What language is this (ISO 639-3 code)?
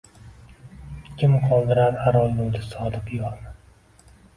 uzb